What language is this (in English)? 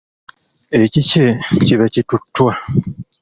Ganda